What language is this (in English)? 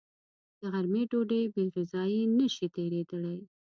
Pashto